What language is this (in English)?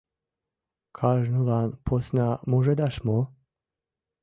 Mari